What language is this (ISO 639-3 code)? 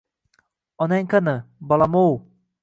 uzb